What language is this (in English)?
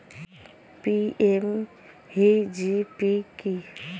Bangla